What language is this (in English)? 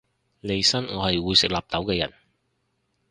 Cantonese